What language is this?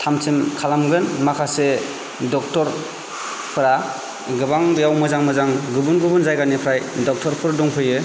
Bodo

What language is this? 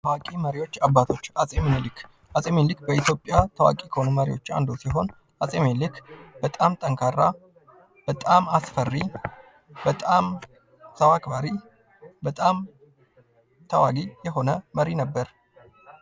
Amharic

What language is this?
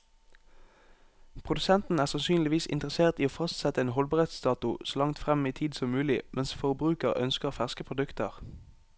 Norwegian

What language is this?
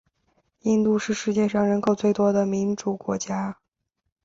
Chinese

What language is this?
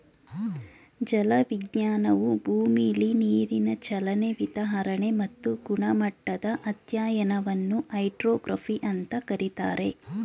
Kannada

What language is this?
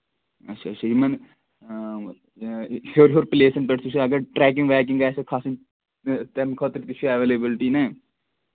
Kashmiri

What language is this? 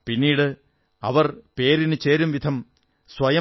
Malayalam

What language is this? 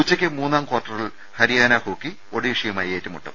Malayalam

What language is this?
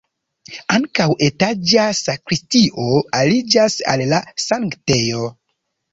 Esperanto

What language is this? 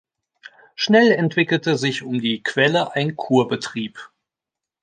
German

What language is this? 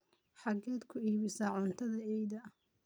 Somali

